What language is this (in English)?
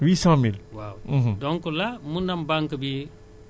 Wolof